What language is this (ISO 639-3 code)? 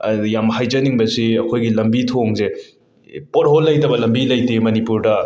mni